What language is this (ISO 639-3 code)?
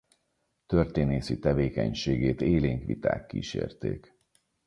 hun